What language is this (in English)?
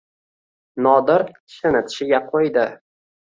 Uzbek